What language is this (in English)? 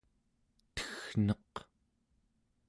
Central Yupik